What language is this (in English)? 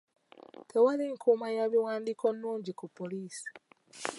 Ganda